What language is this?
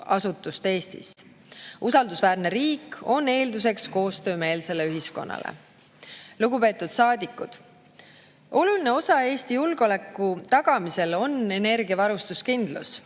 Estonian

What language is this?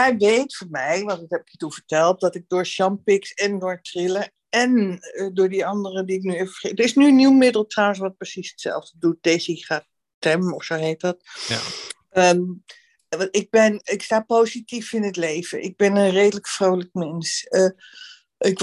Dutch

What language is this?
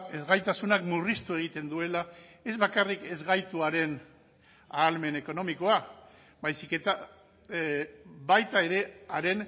Basque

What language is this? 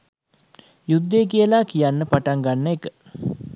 Sinhala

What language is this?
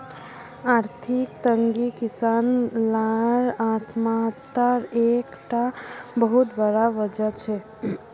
Magahi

